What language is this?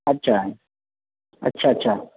Marathi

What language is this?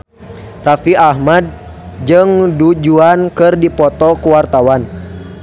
Sundanese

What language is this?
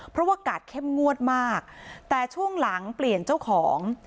Thai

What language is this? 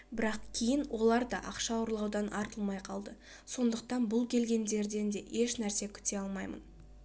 Kazakh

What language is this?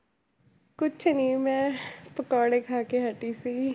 Punjabi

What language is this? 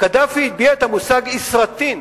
Hebrew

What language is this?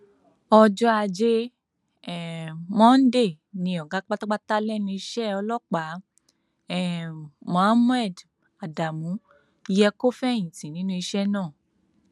Yoruba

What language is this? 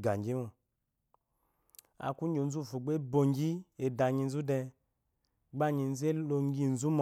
Eloyi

